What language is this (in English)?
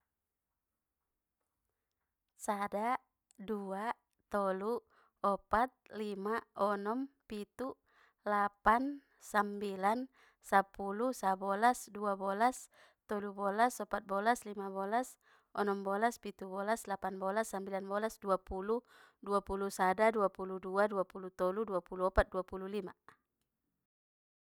Batak Mandailing